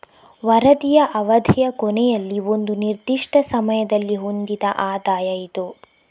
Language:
Kannada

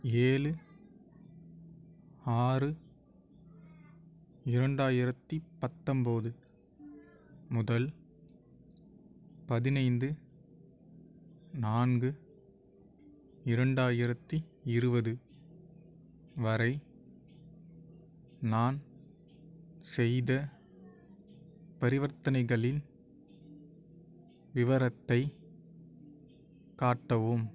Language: Tamil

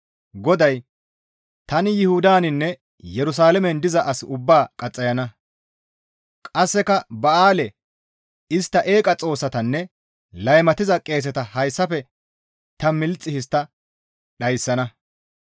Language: Gamo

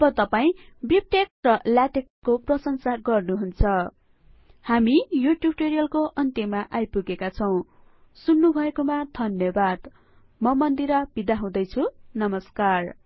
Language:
Nepali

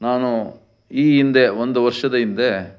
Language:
Kannada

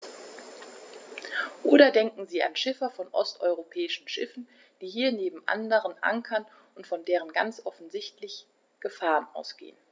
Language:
German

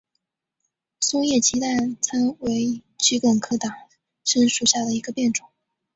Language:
Chinese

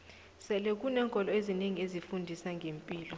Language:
South Ndebele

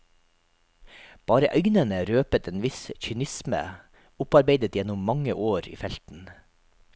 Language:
Norwegian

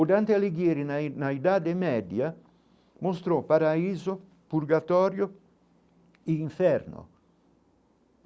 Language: Portuguese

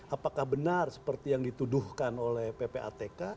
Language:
Indonesian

